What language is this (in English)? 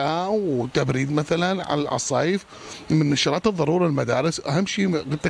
Arabic